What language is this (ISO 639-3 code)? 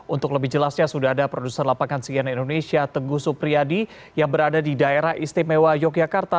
ind